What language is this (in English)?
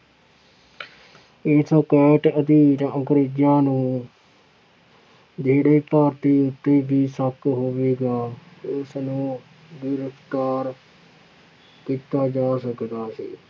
Punjabi